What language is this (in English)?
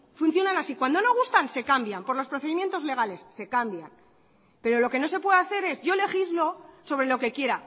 Spanish